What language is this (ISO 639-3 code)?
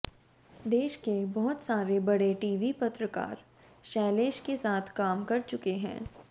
hin